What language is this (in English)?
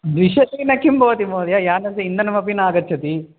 Sanskrit